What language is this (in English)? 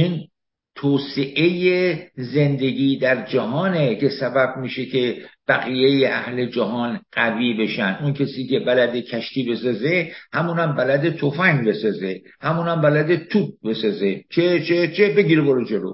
Persian